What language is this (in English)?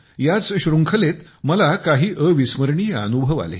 Marathi